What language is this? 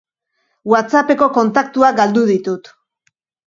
Basque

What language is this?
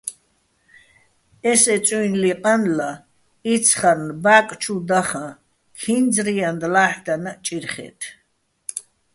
Bats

